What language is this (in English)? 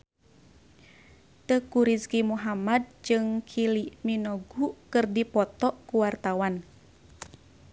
Sundanese